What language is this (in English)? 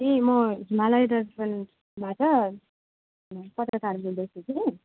Nepali